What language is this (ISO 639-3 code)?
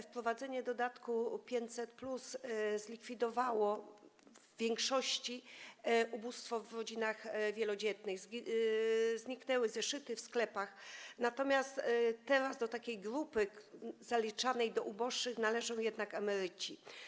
pol